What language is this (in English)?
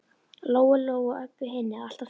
Icelandic